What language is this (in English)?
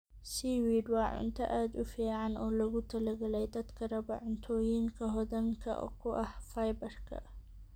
Somali